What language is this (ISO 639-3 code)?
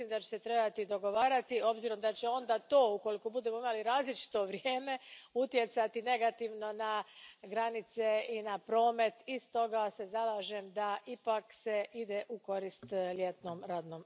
hrv